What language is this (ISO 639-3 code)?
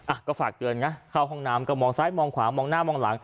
tha